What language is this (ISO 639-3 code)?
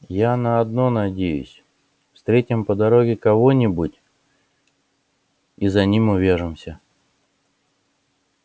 rus